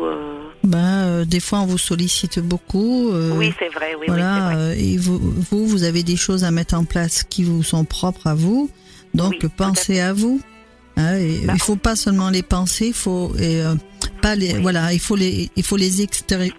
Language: French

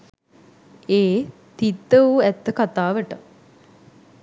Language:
Sinhala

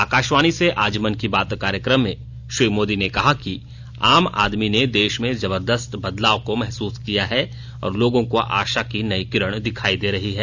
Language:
Hindi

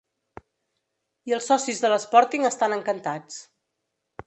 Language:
Catalan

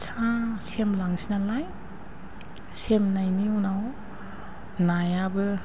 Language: Bodo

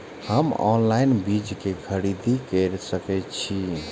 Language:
Maithili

